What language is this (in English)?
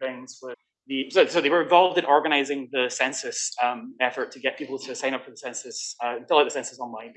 English